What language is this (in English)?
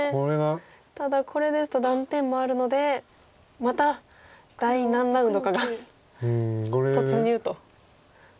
Japanese